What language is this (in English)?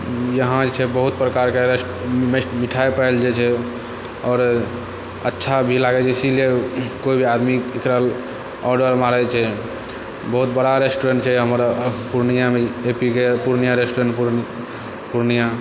Maithili